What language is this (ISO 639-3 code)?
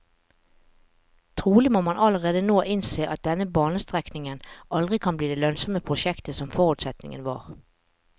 nor